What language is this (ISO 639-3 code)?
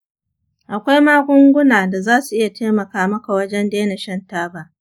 hau